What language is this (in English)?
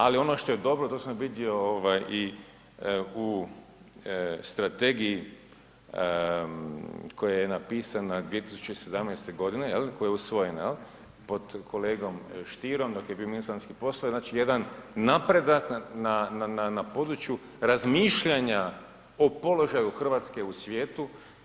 Croatian